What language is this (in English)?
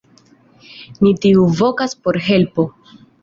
Esperanto